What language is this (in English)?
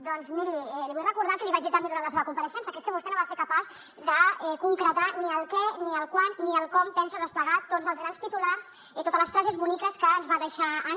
Catalan